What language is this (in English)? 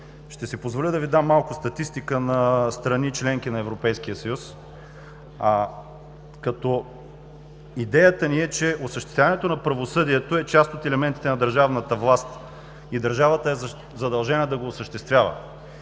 Bulgarian